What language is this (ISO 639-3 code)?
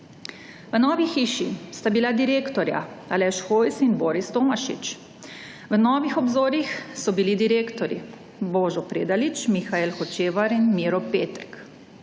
slv